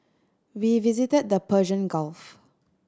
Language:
English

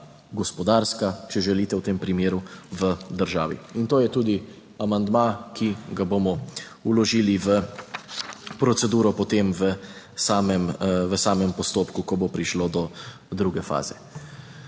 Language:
Slovenian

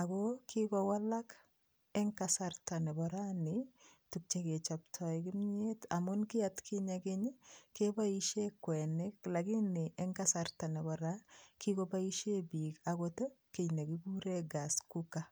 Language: Kalenjin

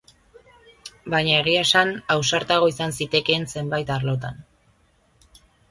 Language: Basque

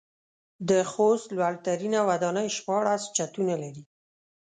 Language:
Pashto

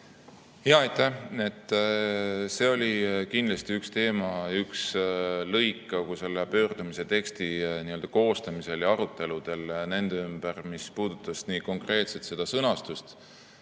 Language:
Estonian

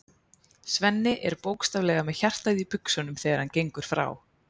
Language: Icelandic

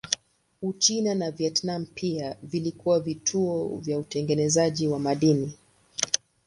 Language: Swahili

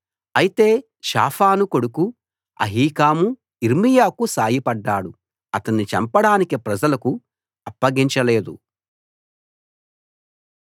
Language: Telugu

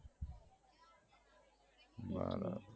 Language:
Gujarati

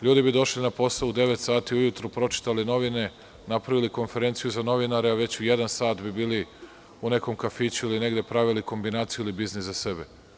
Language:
Serbian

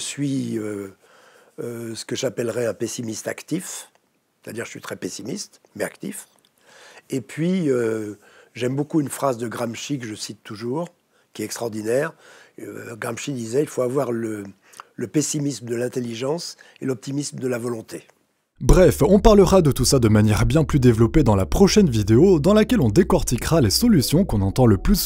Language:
French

